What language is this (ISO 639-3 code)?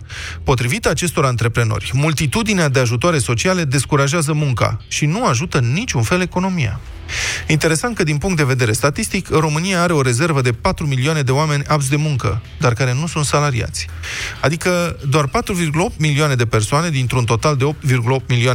ron